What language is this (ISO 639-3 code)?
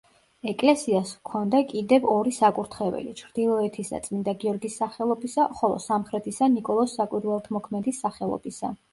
kat